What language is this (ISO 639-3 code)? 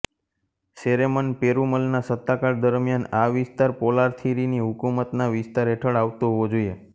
guj